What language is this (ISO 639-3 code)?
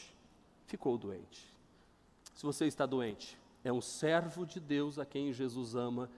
por